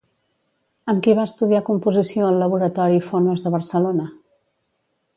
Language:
Catalan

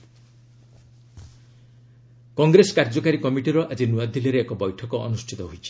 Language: Odia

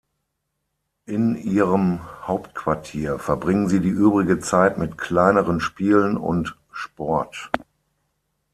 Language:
German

